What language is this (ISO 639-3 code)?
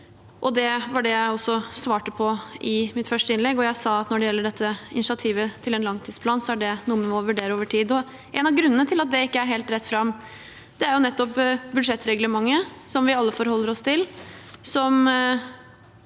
nor